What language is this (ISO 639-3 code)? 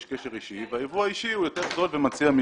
heb